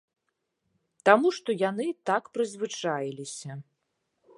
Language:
Belarusian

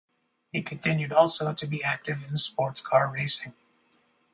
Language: English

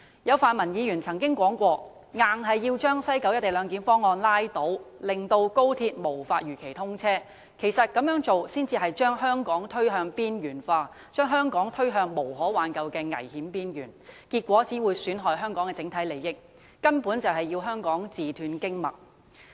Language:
Cantonese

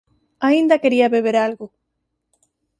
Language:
Galician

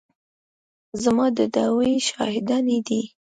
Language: Pashto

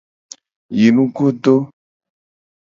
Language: Gen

